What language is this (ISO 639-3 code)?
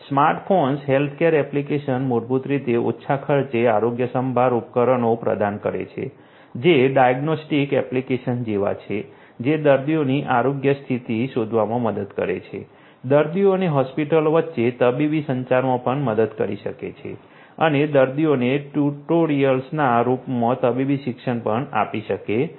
guj